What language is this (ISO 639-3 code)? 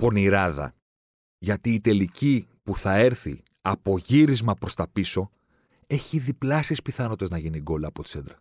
ell